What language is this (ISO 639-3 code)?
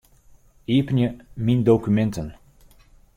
fry